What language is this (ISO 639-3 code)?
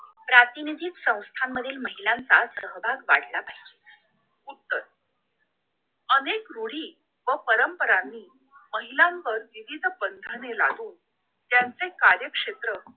mar